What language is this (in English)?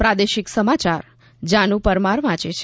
Gujarati